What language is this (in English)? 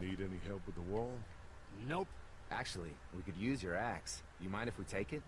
French